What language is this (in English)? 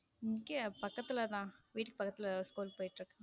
Tamil